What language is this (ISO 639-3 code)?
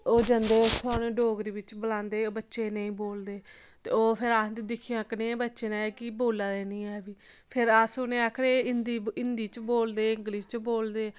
doi